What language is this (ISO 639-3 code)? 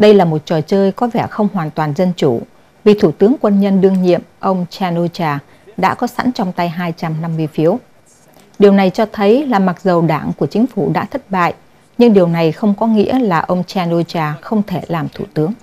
vie